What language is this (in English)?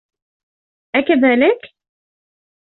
Arabic